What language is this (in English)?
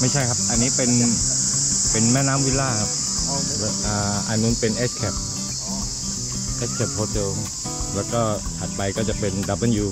Thai